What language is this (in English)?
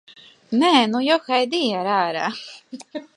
Latvian